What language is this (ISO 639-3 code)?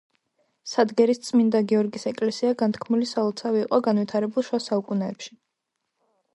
kat